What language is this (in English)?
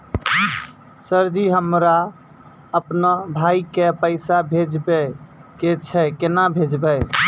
Maithili